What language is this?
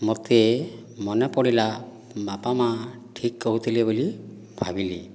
Odia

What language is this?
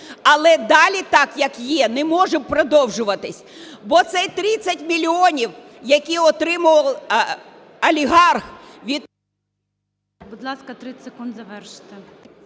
Ukrainian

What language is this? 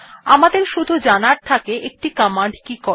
Bangla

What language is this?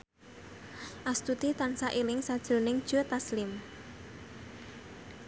Javanese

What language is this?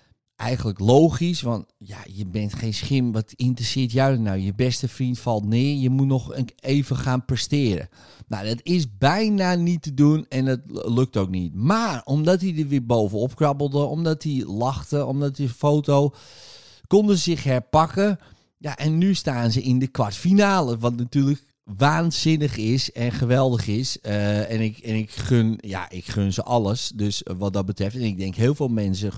Dutch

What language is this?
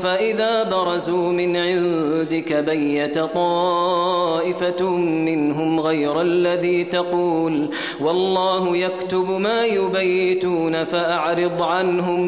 Arabic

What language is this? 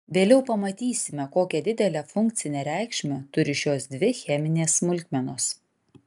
Lithuanian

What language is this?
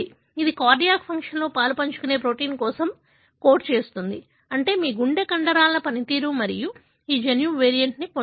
Telugu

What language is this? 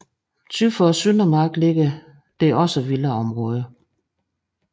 Danish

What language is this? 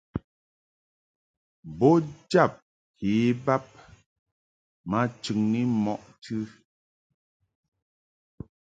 Mungaka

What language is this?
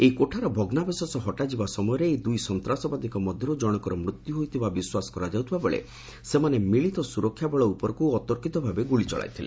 Odia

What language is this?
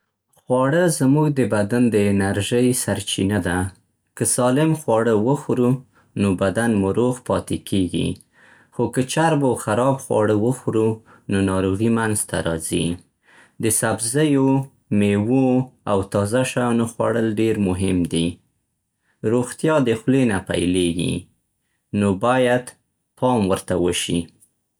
Central Pashto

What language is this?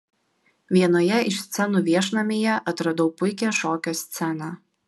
Lithuanian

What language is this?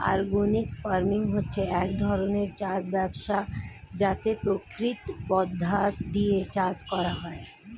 Bangla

